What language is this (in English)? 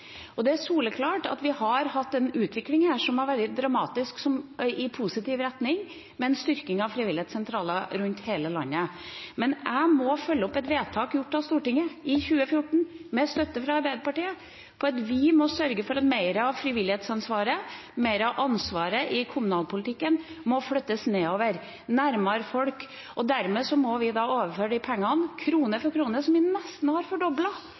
Norwegian Bokmål